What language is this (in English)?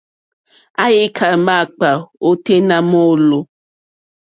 Mokpwe